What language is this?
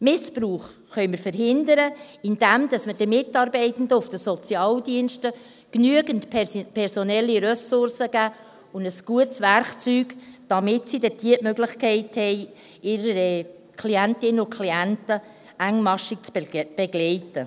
Swiss German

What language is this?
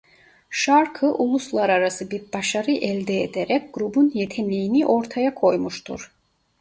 Turkish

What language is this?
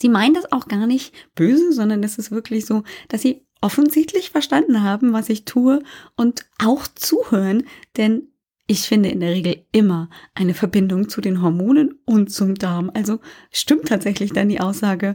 German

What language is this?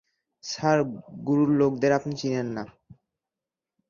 Bangla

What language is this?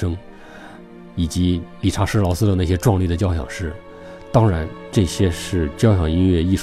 Chinese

